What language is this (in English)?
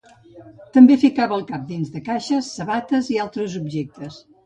Catalan